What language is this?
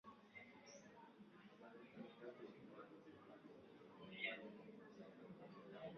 Swahili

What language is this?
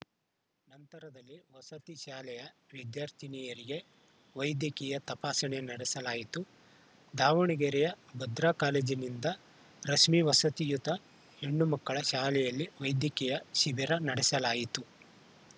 Kannada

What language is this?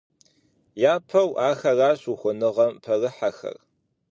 Kabardian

